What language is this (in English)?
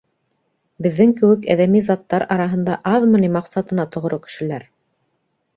Bashkir